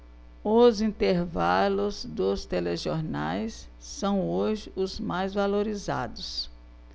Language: Portuguese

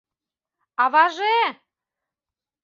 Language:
Mari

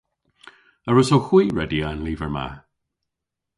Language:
Cornish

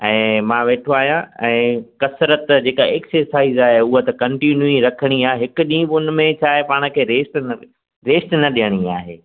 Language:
Sindhi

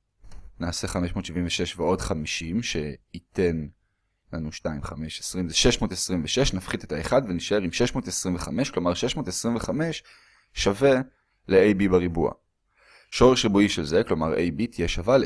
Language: Hebrew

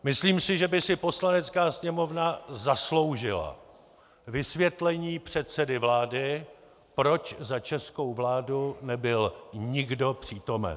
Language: Czech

